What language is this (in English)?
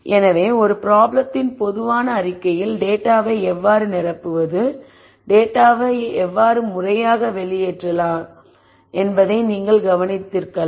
Tamil